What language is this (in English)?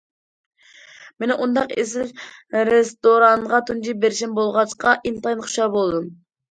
Uyghur